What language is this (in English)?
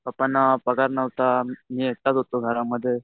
Marathi